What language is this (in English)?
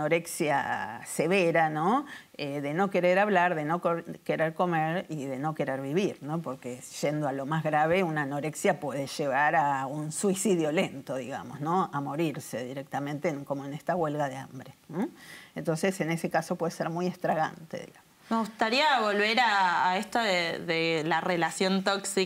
Spanish